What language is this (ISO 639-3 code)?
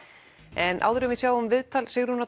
isl